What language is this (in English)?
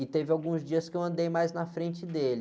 Portuguese